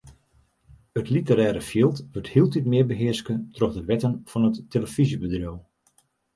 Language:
Western Frisian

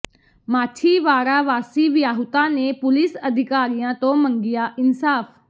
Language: Punjabi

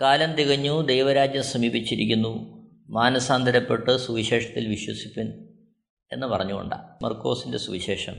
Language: Malayalam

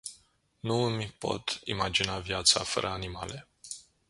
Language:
Romanian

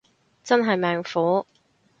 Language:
Cantonese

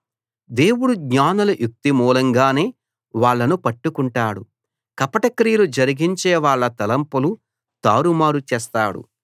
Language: Telugu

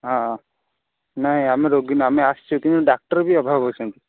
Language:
Odia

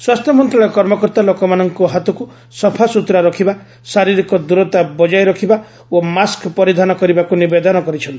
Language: Odia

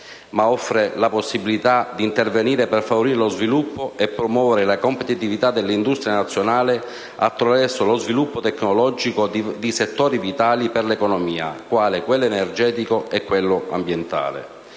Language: Italian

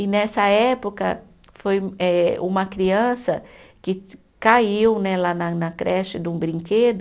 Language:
Portuguese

